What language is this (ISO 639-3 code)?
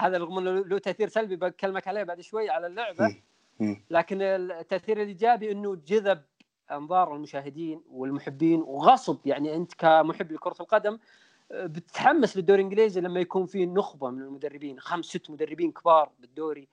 ara